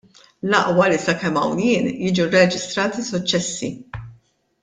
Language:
Maltese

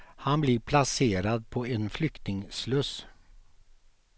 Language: Swedish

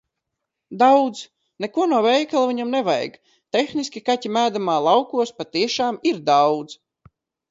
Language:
Latvian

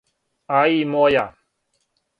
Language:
Serbian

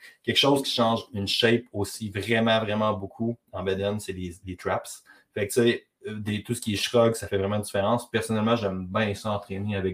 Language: French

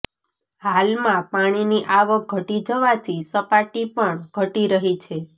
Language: Gujarati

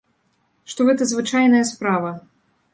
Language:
Belarusian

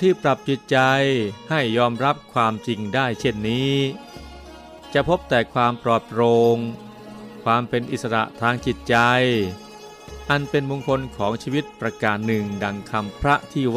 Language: Thai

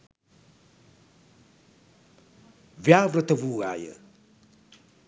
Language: Sinhala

